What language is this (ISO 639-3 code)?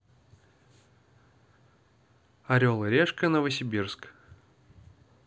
rus